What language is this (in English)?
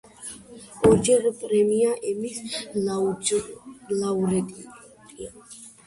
Georgian